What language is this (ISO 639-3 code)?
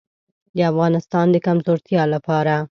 pus